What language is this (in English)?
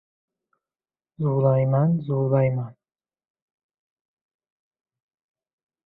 Uzbek